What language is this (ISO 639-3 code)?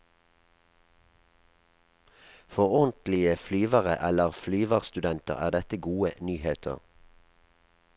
nor